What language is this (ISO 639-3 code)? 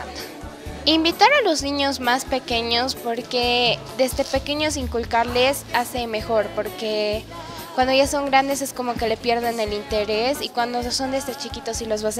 spa